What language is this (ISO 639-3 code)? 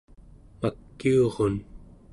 esu